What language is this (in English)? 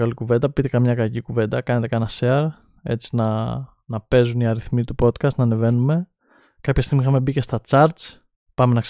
Greek